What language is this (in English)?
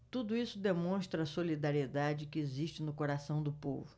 Portuguese